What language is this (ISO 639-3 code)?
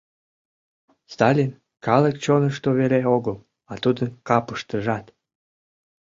chm